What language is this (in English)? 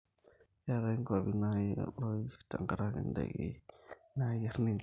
Masai